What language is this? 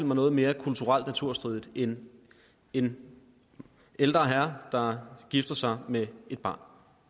Danish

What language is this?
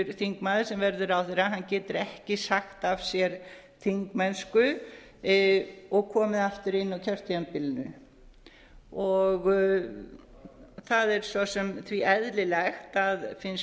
Icelandic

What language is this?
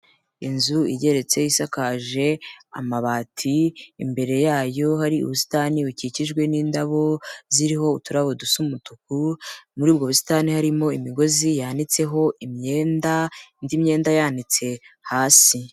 Kinyarwanda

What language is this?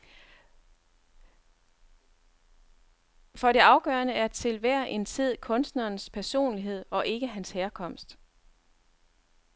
Danish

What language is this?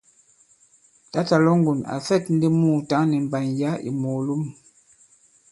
Bankon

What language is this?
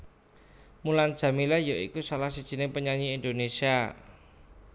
Javanese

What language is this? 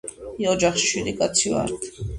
Georgian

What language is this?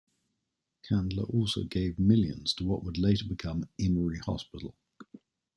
English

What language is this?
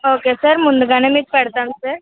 Telugu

